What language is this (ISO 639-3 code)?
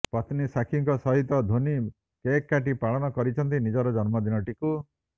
ori